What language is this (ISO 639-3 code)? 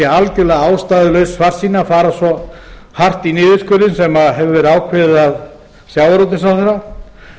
isl